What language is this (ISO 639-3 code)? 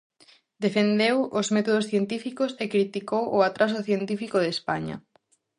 glg